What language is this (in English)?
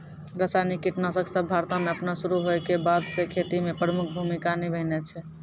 Maithili